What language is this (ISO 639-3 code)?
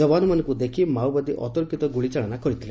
ori